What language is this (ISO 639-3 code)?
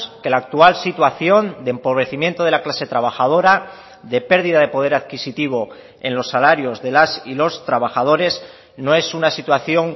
spa